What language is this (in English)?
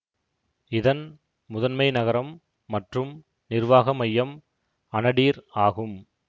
Tamil